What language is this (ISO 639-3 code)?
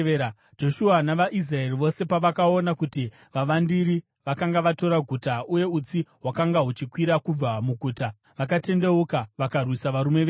sna